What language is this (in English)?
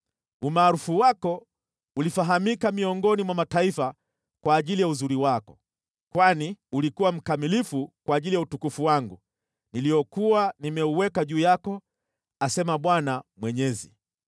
Swahili